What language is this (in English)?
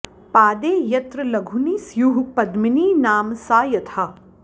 Sanskrit